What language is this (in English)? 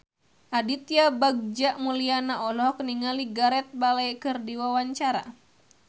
Sundanese